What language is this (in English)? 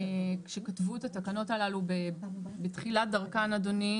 Hebrew